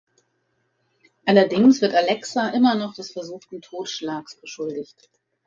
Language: German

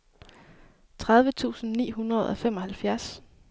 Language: Danish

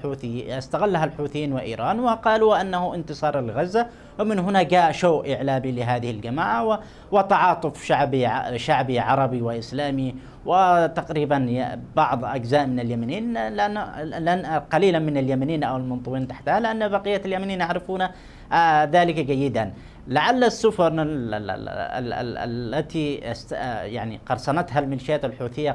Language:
Arabic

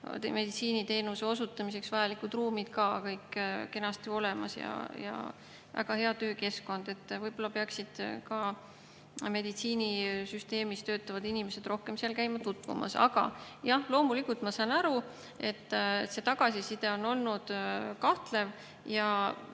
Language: Estonian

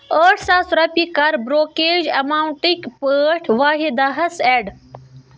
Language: Kashmiri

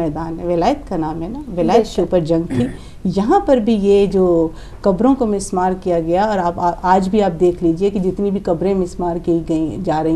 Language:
Hindi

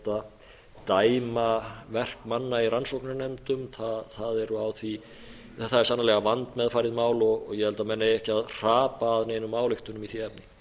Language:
Icelandic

